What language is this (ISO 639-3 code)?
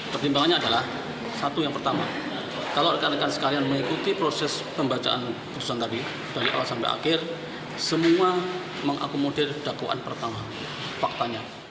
ind